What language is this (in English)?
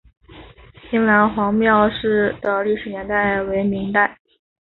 Chinese